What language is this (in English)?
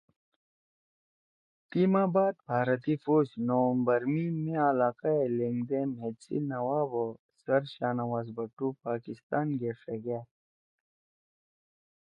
Torwali